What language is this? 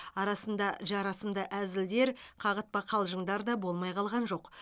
Kazakh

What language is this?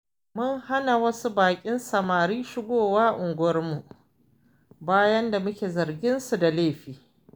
Hausa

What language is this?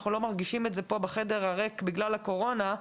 Hebrew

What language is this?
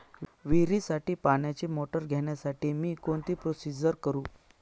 Marathi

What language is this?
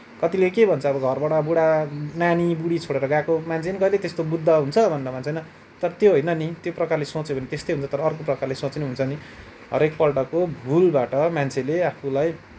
Nepali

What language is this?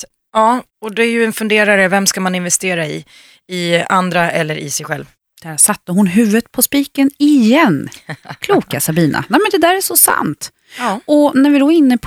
Swedish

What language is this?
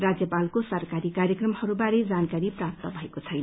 Nepali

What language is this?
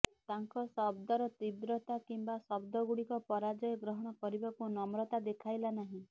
Odia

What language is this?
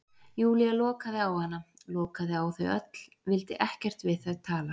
Icelandic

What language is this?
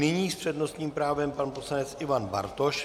Czech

